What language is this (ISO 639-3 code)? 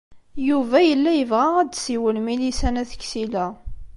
kab